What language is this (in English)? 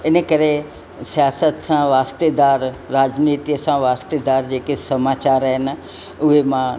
Sindhi